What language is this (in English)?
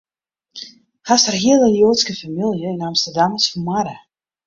Western Frisian